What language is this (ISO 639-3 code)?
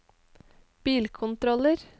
nor